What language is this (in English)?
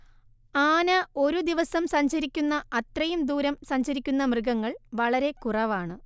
Malayalam